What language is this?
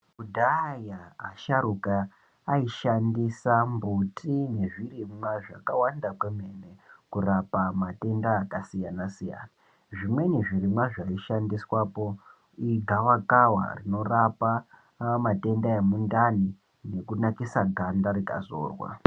Ndau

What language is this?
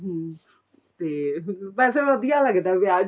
Punjabi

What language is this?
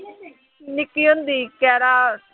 Punjabi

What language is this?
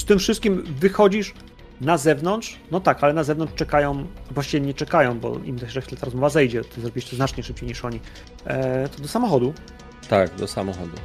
Polish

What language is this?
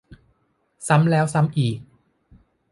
Thai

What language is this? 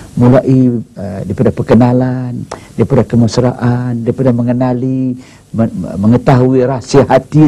Malay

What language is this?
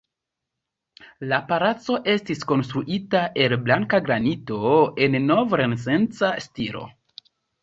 Esperanto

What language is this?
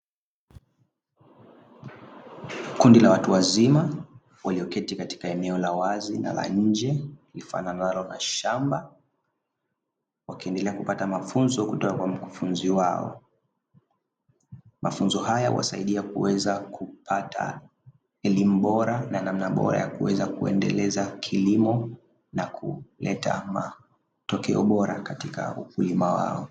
Swahili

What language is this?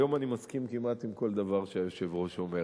Hebrew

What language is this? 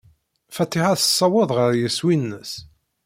Kabyle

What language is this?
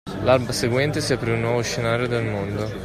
Italian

